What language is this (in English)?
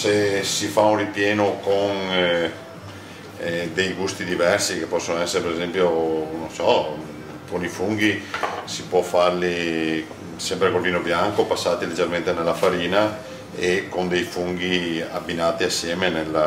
Italian